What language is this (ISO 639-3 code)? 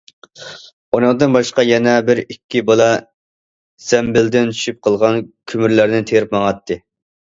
uig